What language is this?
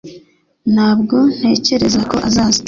Kinyarwanda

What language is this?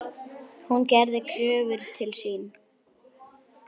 Icelandic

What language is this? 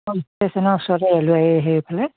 Assamese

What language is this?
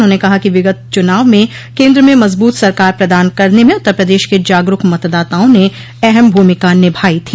Hindi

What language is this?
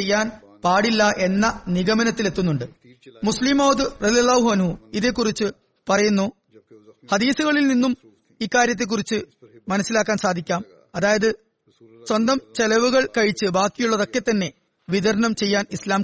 Malayalam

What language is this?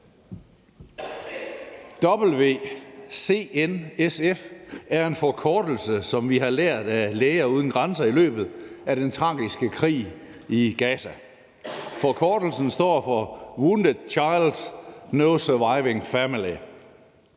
Danish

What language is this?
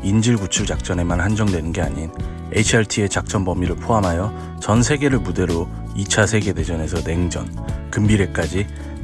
Korean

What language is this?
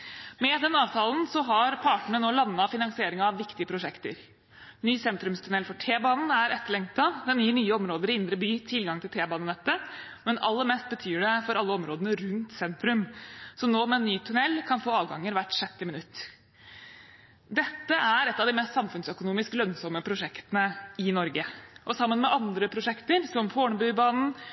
Norwegian Bokmål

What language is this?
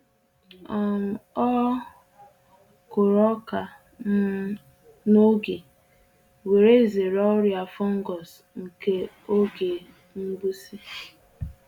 Igbo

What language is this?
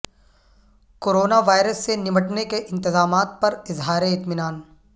Urdu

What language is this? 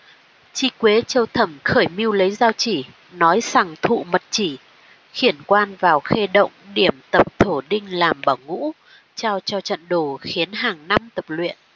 Vietnamese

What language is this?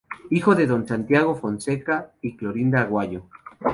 Spanish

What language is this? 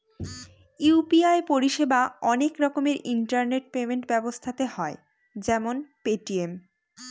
Bangla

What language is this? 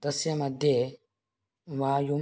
Sanskrit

